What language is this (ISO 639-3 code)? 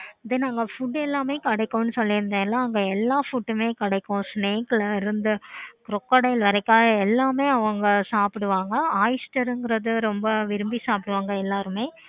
tam